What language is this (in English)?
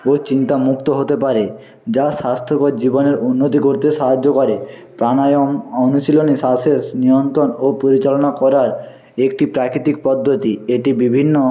Bangla